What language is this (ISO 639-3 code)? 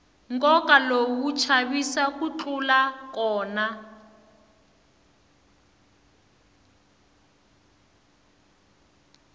tso